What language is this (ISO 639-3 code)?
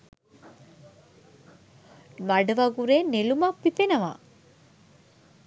sin